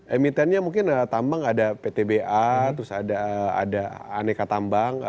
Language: Indonesian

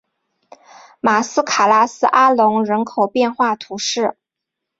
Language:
Chinese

